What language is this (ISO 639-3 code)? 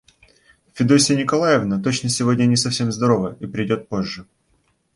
rus